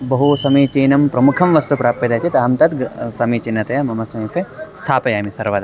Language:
Sanskrit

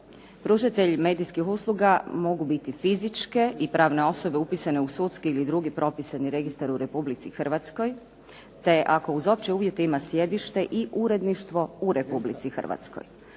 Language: Croatian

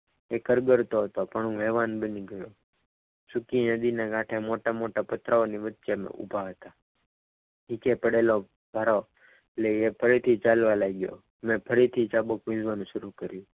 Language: Gujarati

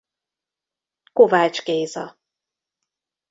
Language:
Hungarian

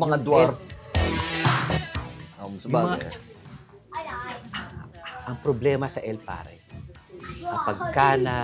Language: Filipino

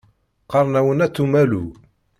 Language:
Kabyle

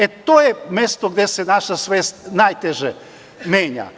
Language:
Serbian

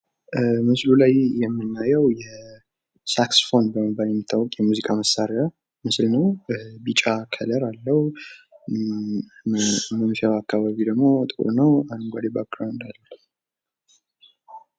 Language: Amharic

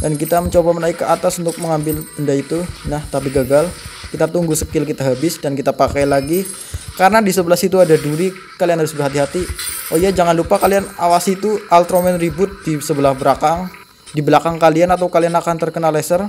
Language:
Indonesian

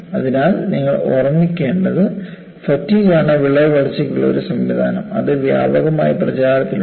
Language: Malayalam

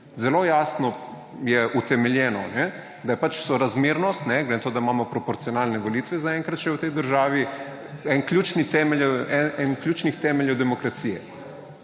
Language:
Slovenian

